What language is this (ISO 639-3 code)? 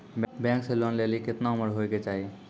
mai